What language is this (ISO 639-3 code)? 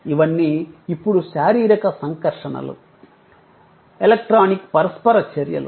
tel